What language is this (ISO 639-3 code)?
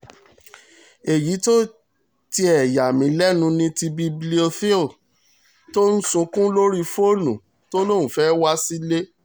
yor